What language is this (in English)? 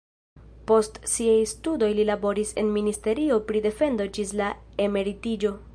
Esperanto